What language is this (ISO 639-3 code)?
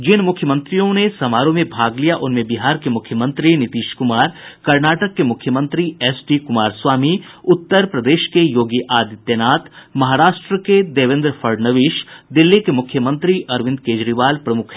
hin